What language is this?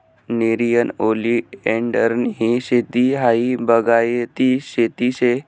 Marathi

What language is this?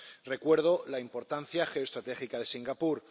Spanish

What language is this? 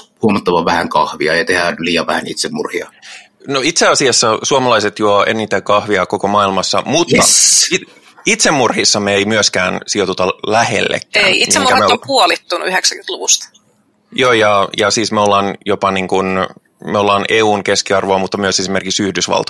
Finnish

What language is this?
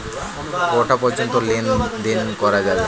Bangla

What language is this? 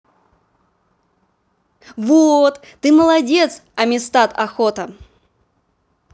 Russian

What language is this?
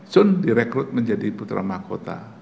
Indonesian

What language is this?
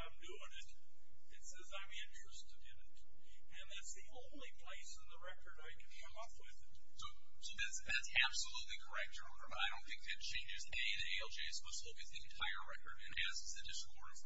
English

